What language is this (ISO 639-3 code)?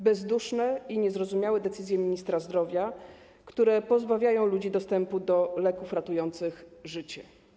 pol